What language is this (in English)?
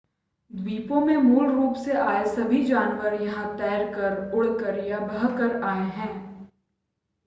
Hindi